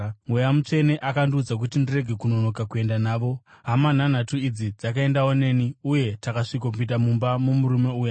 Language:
Shona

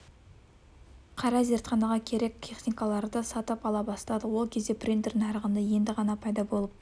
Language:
Kazakh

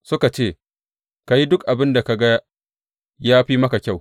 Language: Hausa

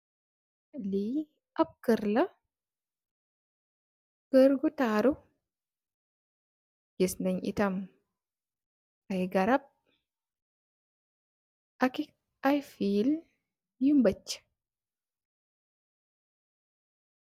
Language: Wolof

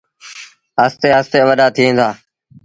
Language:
Sindhi Bhil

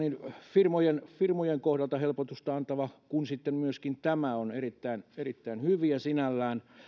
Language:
Finnish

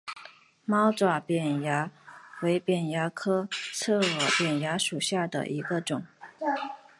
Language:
Chinese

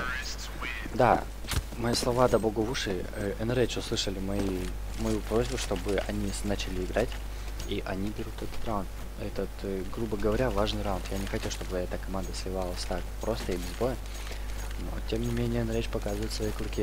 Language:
Russian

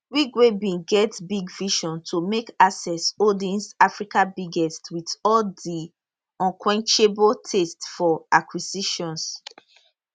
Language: Nigerian Pidgin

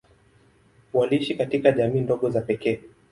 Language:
Swahili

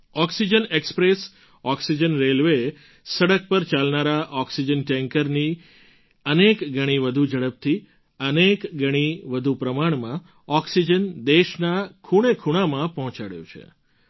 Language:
Gujarati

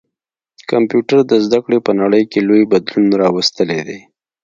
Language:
Pashto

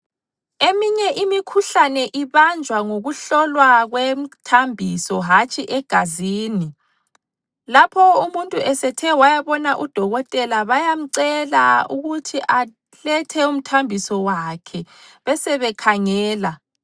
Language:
North Ndebele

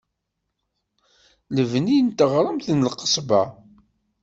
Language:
Kabyle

